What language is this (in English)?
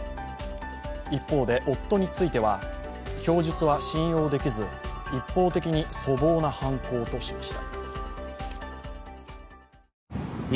Japanese